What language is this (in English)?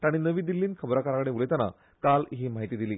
Konkani